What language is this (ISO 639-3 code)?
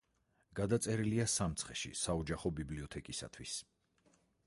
kat